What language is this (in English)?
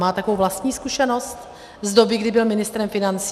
Czech